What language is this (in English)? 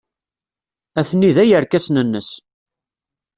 Kabyle